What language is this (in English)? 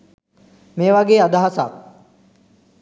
Sinhala